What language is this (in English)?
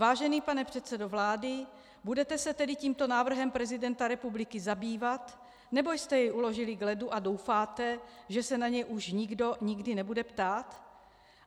Czech